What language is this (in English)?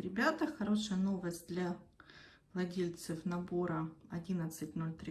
Russian